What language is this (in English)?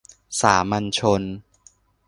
Thai